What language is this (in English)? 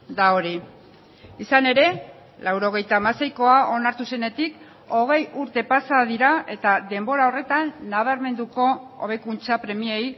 Basque